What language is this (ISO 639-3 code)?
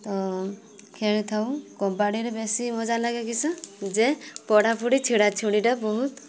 ori